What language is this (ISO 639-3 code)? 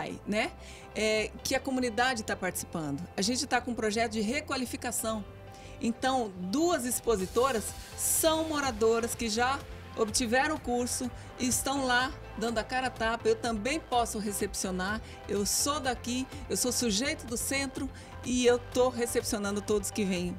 por